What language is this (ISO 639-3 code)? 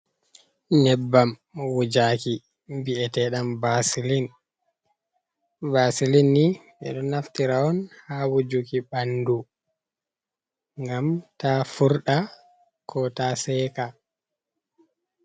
ful